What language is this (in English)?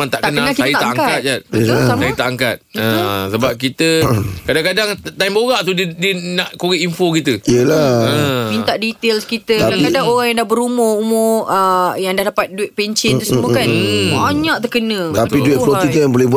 Malay